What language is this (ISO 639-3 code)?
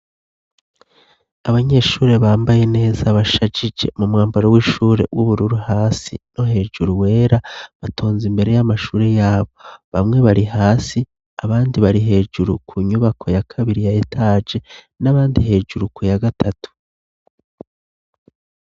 run